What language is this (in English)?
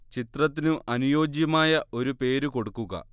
Malayalam